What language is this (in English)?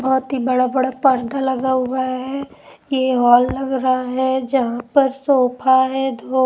Hindi